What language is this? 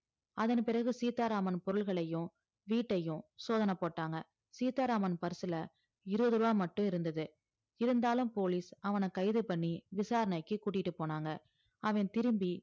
Tamil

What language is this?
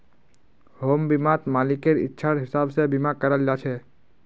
Magahi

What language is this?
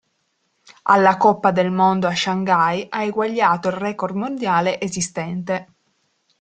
Italian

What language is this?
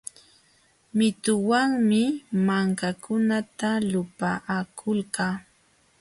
Jauja Wanca Quechua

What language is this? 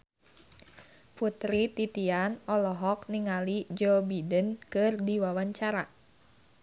Sundanese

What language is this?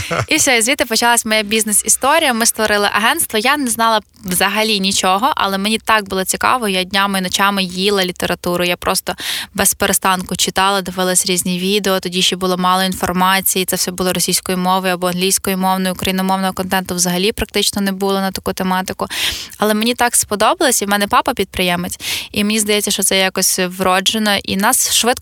Ukrainian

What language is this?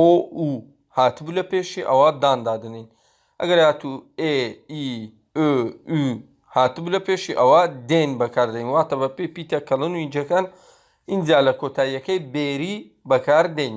Turkish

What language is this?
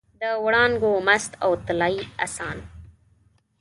Pashto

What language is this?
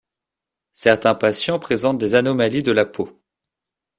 French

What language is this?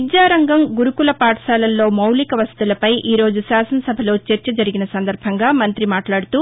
Telugu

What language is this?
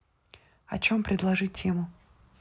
Russian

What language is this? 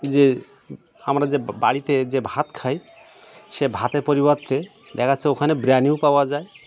Bangla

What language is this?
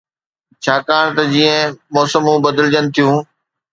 Sindhi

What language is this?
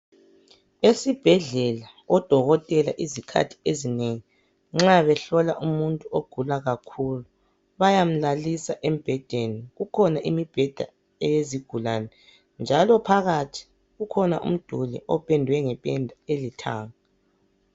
North Ndebele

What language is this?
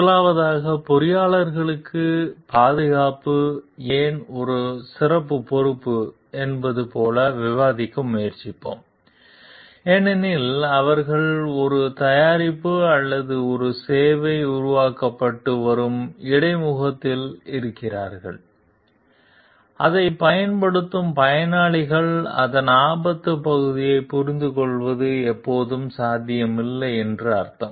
Tamil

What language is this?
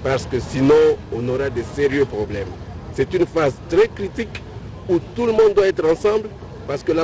French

